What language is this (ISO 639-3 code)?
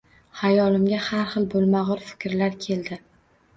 uzb